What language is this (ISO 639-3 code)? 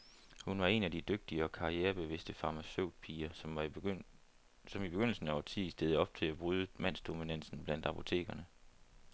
dan